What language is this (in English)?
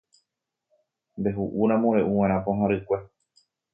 Guarani